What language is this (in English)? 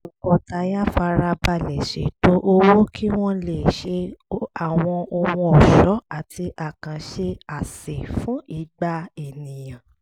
Yoruba